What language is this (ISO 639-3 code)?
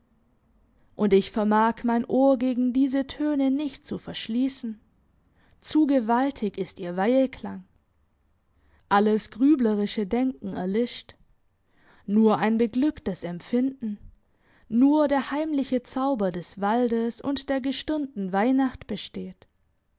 deu